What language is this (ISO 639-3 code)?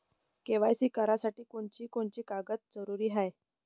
mar